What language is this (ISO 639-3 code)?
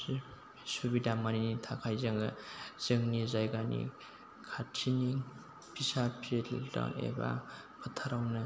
brx